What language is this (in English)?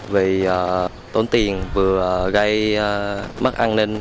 Vietnamese